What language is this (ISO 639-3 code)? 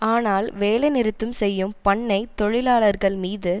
tam